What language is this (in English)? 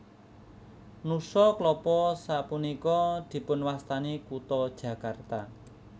Javanese